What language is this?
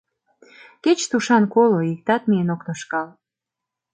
Mari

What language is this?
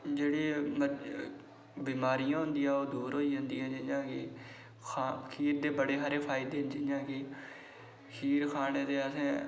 Dogri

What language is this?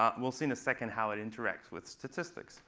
English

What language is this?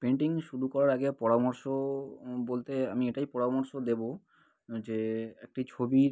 Bangla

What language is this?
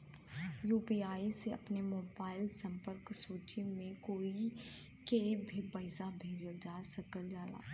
Bhojpuri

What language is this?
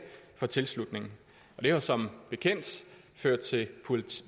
Danish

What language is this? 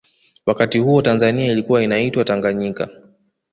Swahili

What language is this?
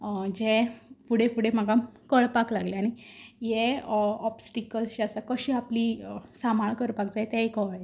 Konkani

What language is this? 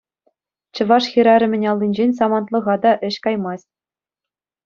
Chuvash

